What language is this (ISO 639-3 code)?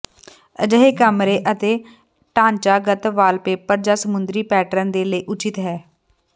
pan